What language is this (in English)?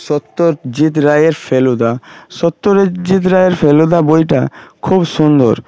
Bangla